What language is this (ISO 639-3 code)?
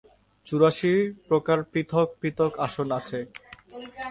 ben